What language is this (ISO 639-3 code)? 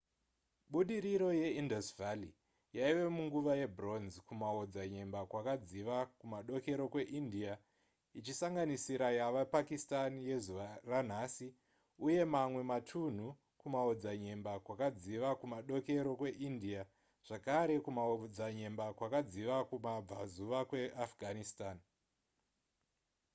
sna